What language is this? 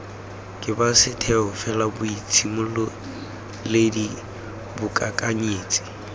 Tswana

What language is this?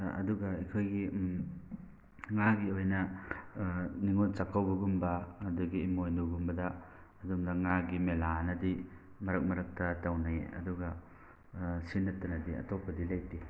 Manipuri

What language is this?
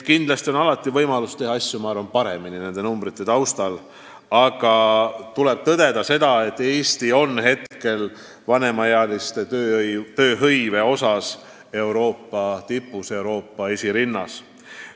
Estonian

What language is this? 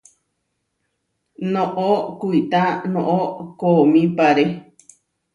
Huarijio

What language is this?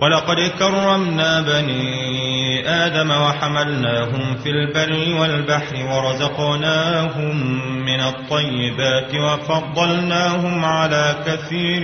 Arabic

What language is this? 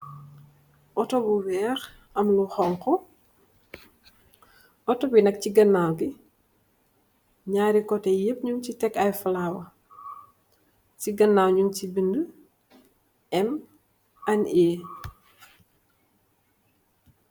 Wolof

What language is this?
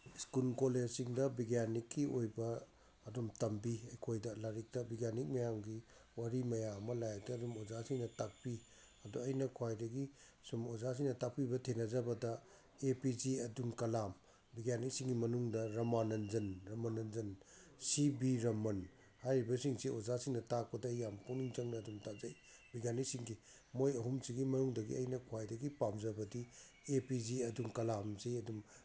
Manipuri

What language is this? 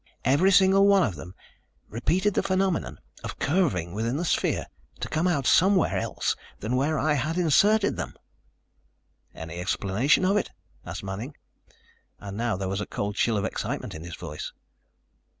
English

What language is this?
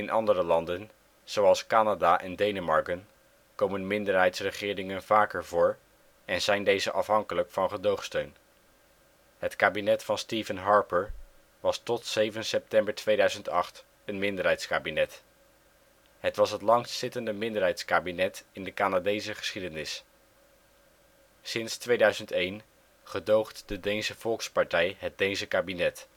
Dutch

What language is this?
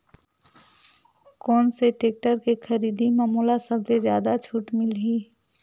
Chhattisgarhi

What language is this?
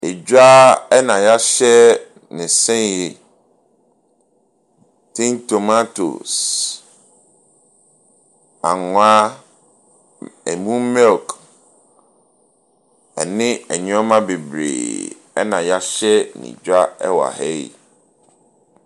Akan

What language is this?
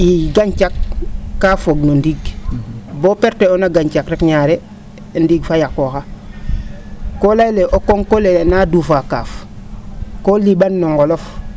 Serer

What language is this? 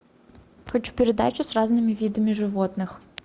Russian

